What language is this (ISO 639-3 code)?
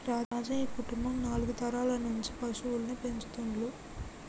tel